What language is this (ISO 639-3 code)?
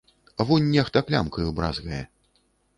bel